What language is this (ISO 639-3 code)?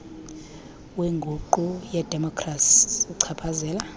xho